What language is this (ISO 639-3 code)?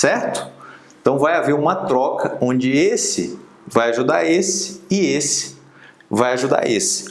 por